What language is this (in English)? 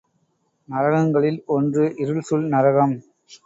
Tamil